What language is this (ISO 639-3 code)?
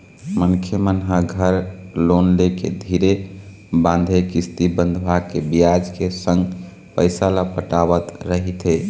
hne